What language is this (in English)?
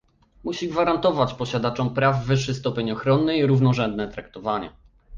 Polish